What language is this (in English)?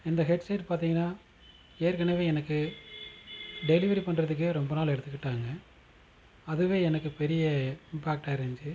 Tamil